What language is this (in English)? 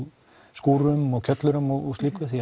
Icelandic